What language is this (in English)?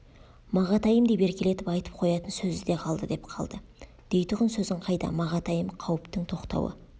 Kazakh